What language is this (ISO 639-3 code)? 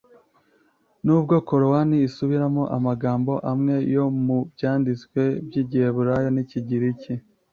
kin